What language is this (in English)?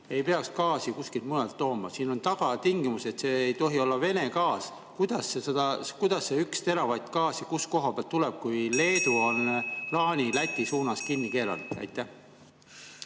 Estonian